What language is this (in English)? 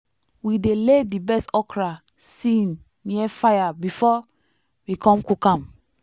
Nigerian Pidgin